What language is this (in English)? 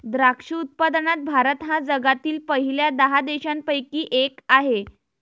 Marathi